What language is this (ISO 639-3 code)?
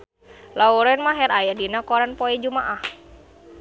sun